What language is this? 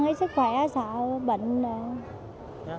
Vietnamese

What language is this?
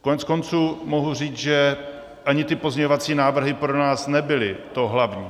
Czech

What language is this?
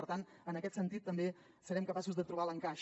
Catalan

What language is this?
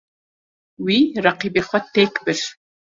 Kurdish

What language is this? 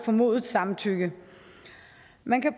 Danish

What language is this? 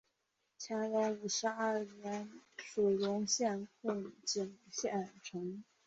Chinese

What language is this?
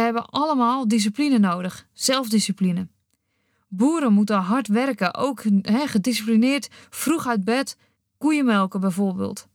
Dutch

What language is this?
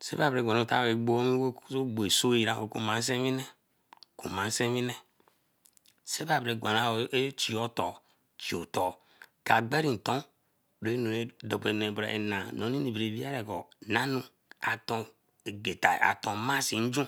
Eleme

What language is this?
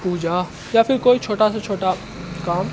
Maithili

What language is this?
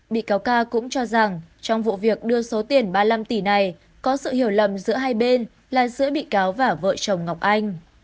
Vietnamese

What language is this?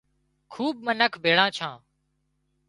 Wadiyara Koli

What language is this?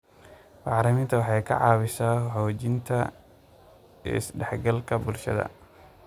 Somali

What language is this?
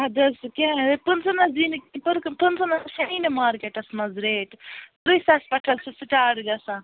Kashmiri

